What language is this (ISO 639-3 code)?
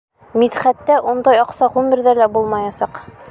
bak